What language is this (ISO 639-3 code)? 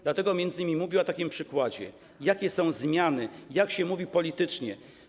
pol